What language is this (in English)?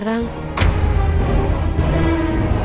Indonesian